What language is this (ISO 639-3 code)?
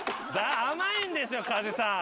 jpn